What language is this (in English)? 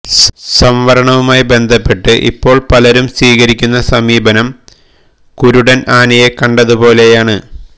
Malayalam